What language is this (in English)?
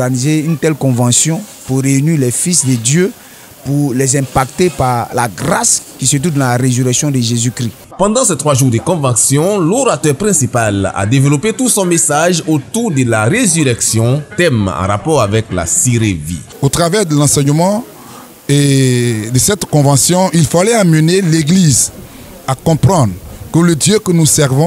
French